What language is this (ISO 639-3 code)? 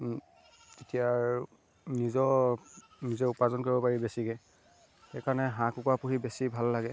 asm